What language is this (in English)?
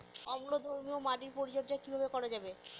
Bangla